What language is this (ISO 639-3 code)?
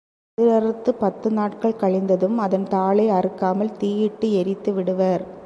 tam